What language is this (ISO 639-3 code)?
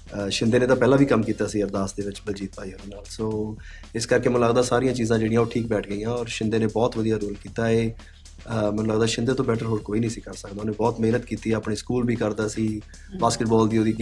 pan